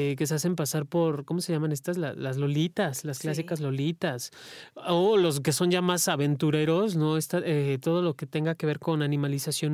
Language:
Spanish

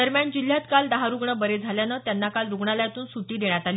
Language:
Marathi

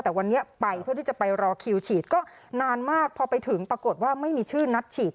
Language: Thai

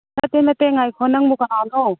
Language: Manipuri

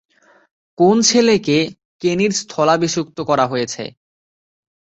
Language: Bangla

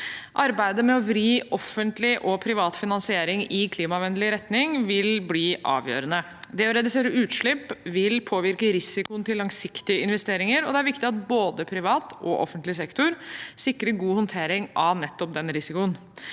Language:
Norwegian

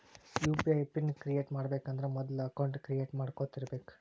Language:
Kannada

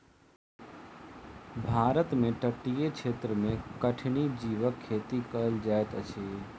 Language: Maithili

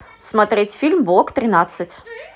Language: Russian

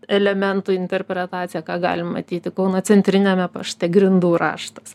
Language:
Lithuanian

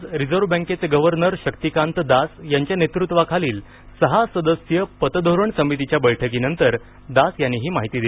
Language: Marathi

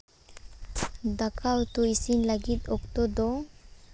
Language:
Santali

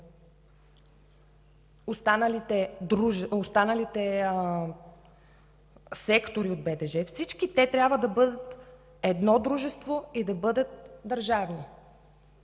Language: Bulgarian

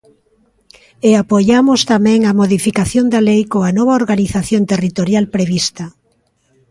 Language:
Galician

